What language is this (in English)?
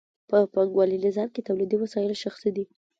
Pashto